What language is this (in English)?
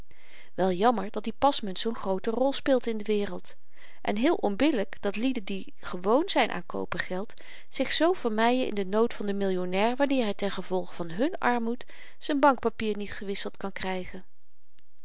Dutch